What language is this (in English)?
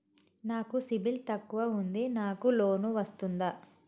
Telugu